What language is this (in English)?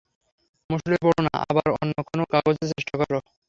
Bangla